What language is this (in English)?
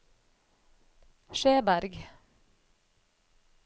Norwegian